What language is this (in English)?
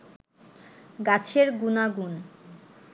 Bangla